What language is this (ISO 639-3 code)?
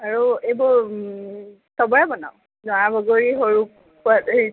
asm